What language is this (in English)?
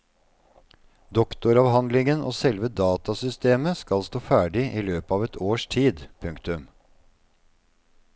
Norwegian